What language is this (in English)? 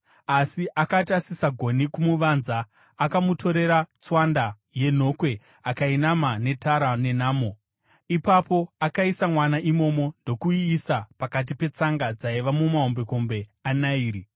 Shona